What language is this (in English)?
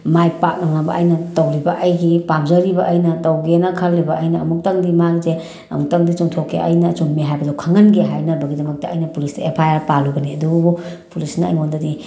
Manipuri